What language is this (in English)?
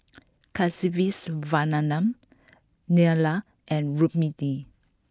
English